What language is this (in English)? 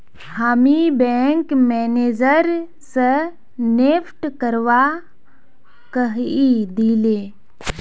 Magahi